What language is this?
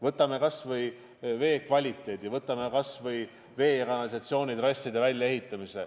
Estonian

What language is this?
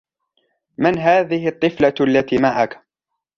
Arabic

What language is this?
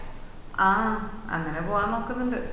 Malayalam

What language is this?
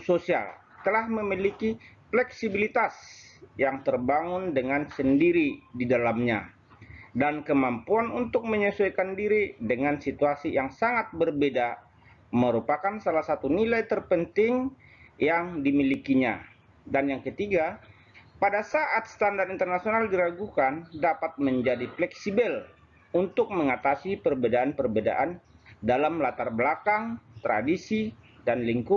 Indonesian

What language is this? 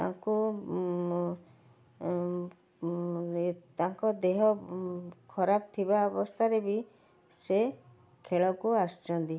Odia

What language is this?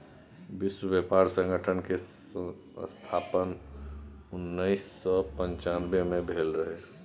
Maithili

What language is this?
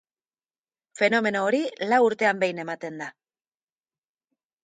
Basque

